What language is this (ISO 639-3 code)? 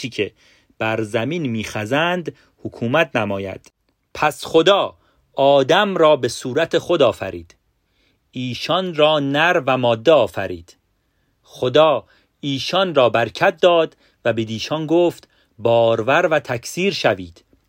fas